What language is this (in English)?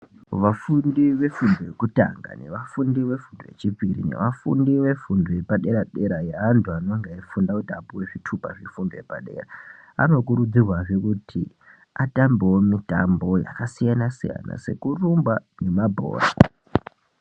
Ndau